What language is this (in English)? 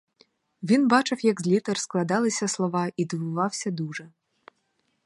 Ukrainian